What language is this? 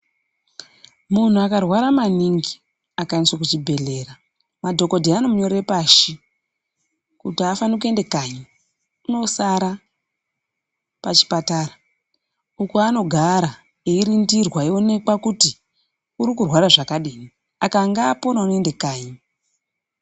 Ndau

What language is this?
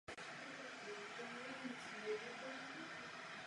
Czech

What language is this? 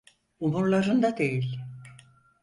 Turkish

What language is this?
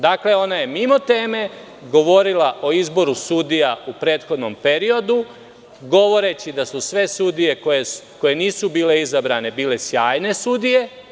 Serbian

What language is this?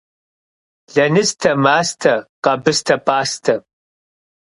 Kabardian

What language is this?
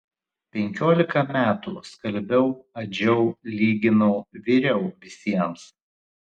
Lithuanian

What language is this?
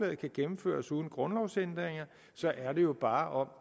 Danish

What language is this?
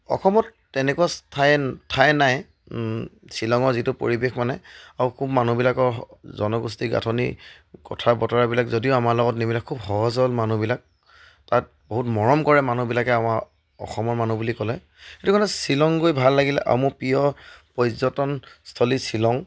Assamese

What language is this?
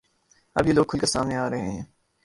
Urdu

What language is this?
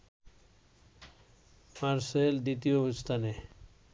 Bangla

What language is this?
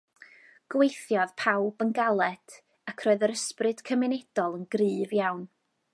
Welsh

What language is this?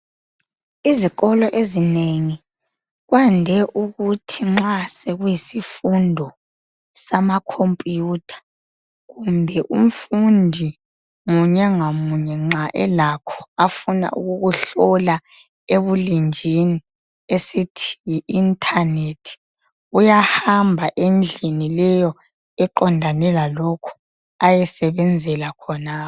North Ndebele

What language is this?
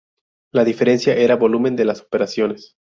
Spanish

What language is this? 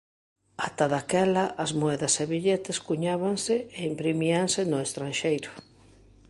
Galician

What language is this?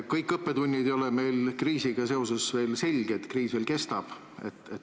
Estonian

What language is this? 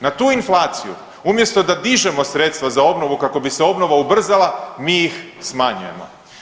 Croatian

